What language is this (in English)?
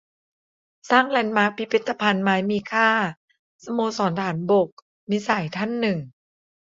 Thai